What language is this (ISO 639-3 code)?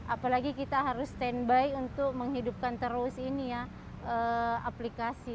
ind